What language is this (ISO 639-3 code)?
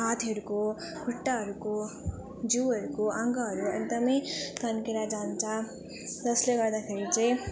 nep